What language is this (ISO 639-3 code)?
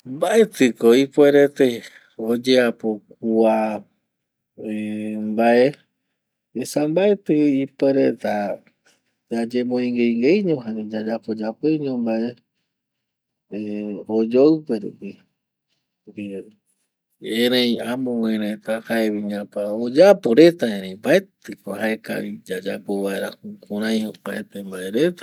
gui